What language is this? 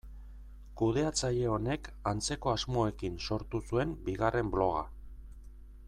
Basque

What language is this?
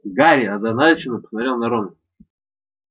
Russian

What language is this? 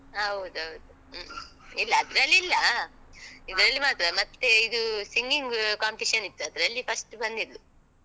Kannada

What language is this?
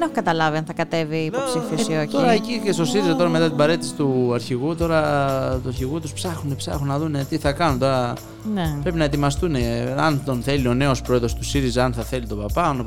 Greek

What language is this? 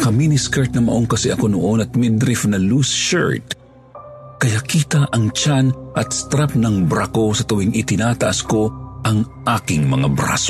Filipino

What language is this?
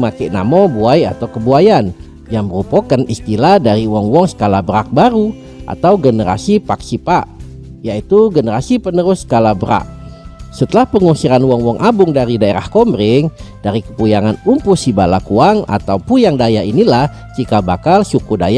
Indonesian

